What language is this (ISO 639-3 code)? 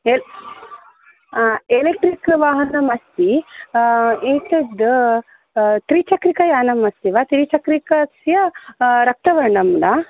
san